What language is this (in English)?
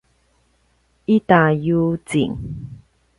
Paiwan